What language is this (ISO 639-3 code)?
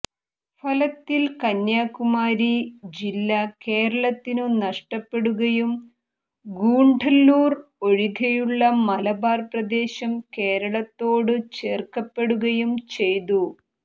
mal